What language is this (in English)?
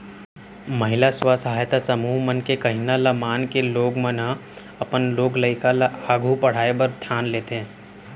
Chhattisgarhi